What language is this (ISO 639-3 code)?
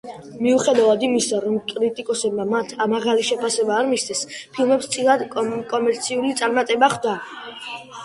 kat